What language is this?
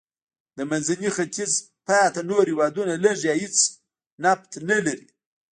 Pashto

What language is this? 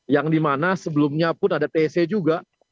Indonesian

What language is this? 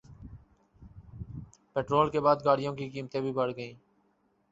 Urdu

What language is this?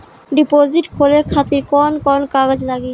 Bhojpuri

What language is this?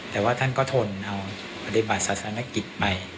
Thai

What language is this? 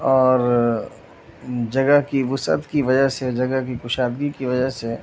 Urdu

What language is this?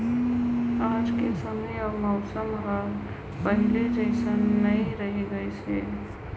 Chhattisgarhi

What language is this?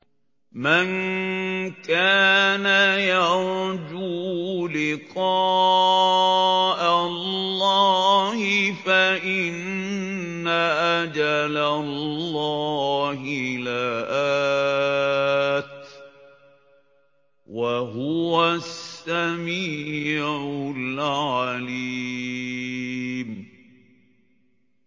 Arabic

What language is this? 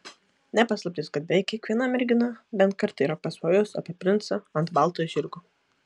Lithuanian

